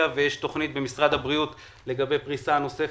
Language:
Hebrew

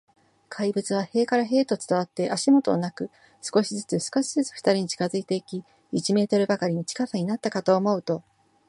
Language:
Japanese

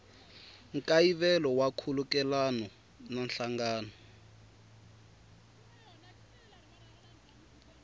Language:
Tsonga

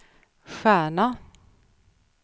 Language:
Swedish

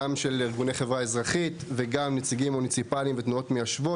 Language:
Hebrew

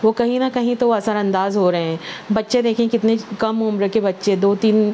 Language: Urdu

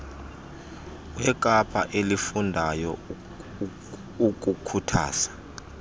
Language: Xhosa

